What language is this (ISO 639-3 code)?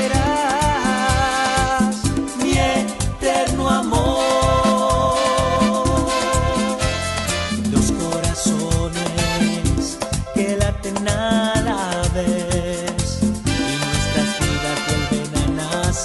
spa